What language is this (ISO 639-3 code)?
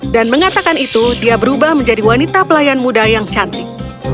ind